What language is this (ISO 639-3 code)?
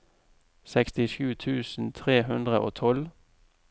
nor